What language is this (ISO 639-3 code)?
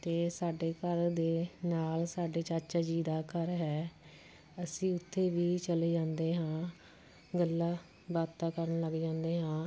pan